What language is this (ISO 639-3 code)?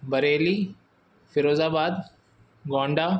snd